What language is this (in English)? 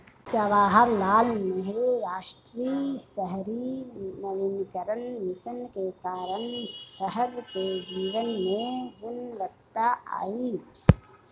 Hindi